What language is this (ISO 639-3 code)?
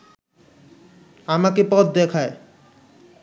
ben